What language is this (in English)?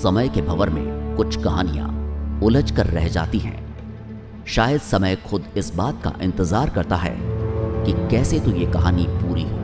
Hindi